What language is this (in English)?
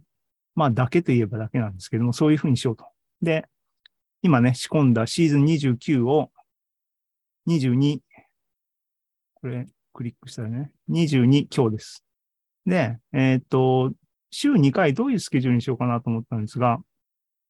Japanese